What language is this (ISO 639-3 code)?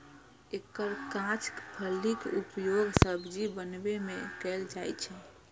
mai